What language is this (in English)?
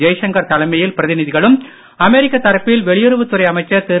Tamil